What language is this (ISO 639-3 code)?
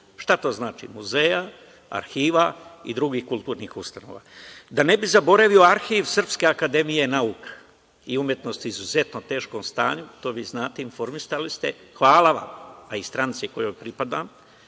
srp